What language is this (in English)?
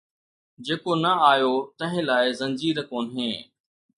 Sindhi